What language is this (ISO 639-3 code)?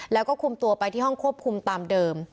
tha